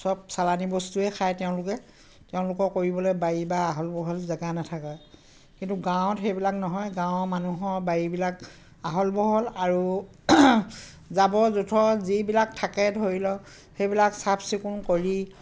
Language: Assamese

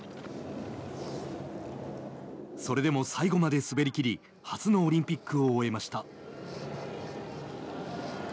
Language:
Japanese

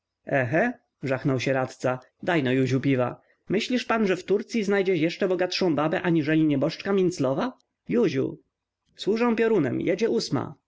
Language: Polish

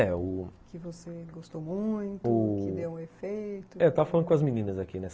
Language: Portuguese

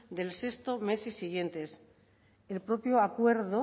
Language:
Spanish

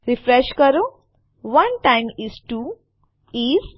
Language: Gujarati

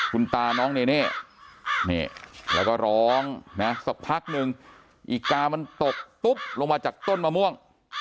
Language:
Thai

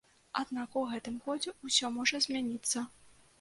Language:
Belarusian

